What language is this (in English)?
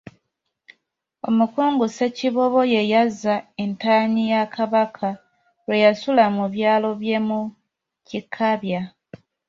Ganda